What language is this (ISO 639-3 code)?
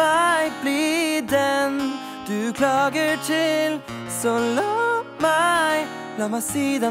nor